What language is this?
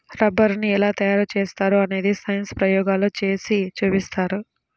Telugu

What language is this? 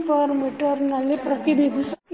Kannada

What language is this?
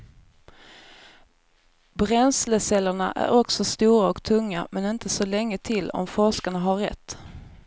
Swedish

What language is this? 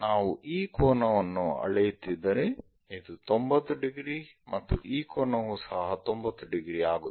Kannada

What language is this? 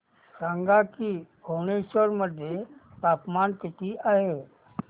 Marathi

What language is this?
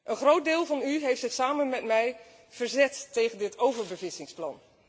Dutch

